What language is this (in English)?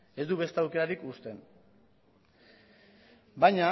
Basque